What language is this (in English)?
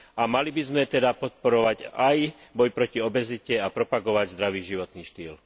Slovak